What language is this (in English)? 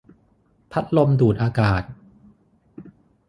Thai